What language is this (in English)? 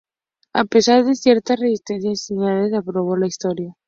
Spanish